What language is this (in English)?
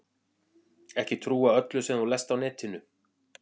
Icelandic